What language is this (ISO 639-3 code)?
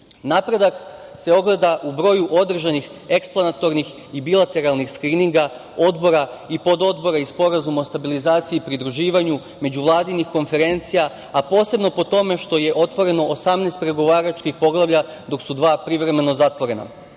srp